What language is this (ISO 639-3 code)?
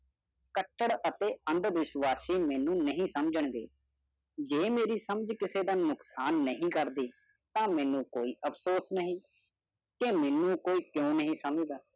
pan